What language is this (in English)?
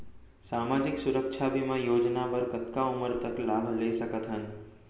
Chhattisgarhi